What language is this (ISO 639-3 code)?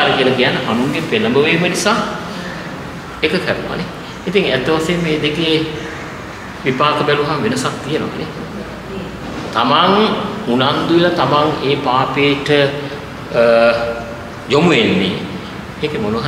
ind